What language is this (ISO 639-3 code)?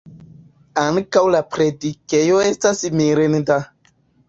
epo